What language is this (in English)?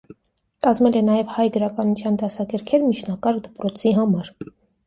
Armenian